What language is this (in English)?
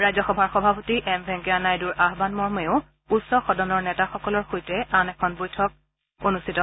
Assamese